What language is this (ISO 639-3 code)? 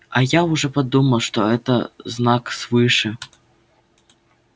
rus